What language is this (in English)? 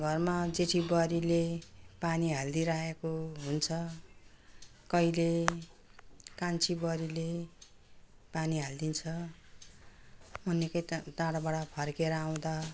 Nepali